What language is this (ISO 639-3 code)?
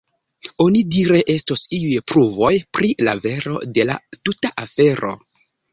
epo